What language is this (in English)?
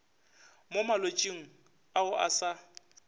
Northern Sotho